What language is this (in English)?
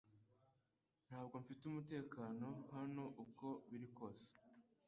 Kinyarwanda